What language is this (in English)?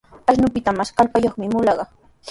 Sihuas Ancash Quechua